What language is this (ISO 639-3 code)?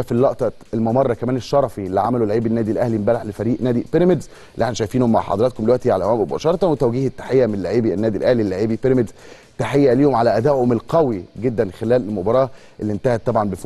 ara